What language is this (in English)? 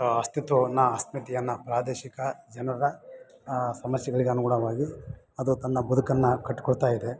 Kannada